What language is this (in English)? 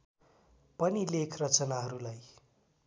Nepali